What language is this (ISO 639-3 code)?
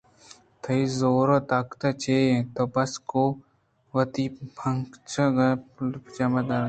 bgp